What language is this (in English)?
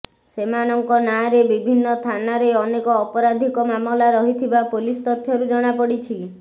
Odia